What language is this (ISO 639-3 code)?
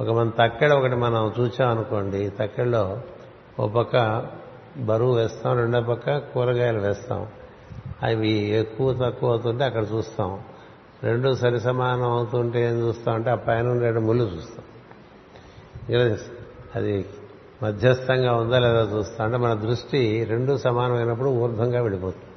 tel